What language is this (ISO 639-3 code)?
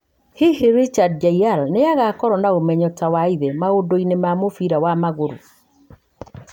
kik